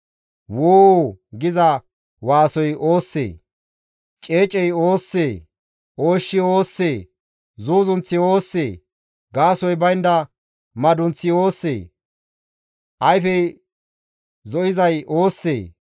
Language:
Gamo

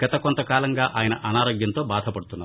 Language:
Telugu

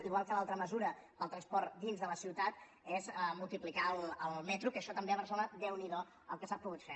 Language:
Catalan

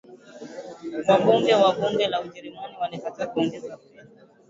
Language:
Swahili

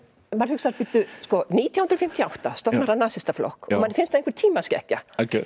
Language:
Icelandic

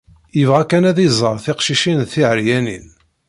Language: Kabyle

